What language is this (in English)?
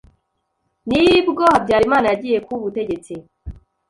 Kinyarwanda